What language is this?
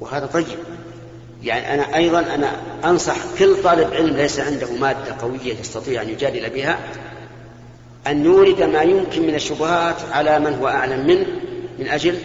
Arabic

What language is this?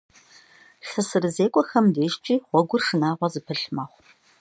Kabardian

